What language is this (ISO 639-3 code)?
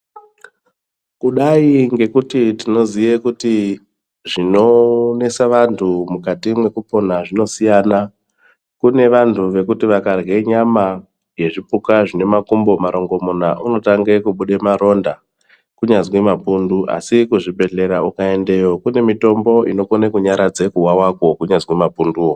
ndc